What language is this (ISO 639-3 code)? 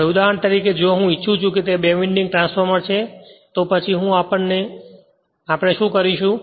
guj